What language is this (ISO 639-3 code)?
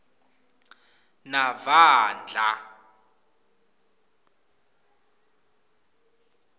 ssw